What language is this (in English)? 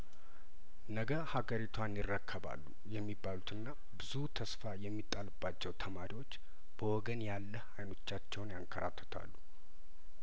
Amharic